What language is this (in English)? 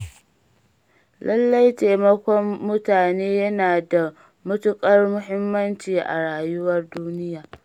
Hausa